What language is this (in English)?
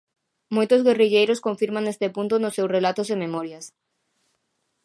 Galician